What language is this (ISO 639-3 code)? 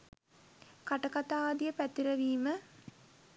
sin